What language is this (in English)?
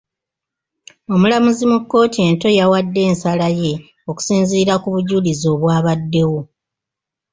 Ganda